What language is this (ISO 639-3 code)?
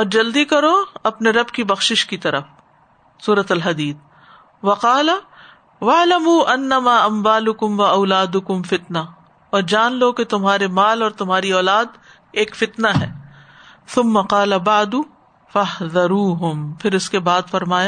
urd